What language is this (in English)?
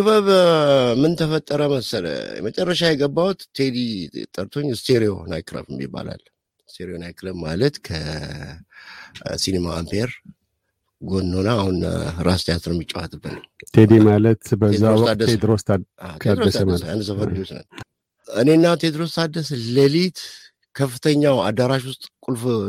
Amharic